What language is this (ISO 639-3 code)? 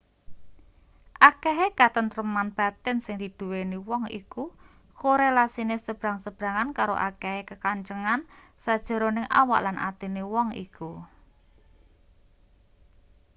jav